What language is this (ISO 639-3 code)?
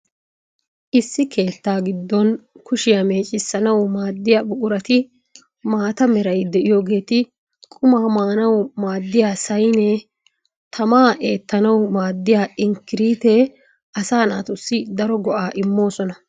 wal